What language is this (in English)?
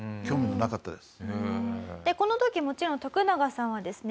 Japanese